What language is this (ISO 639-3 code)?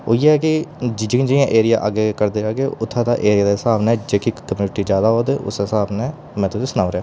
doi